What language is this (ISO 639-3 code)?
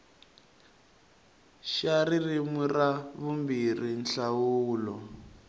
tso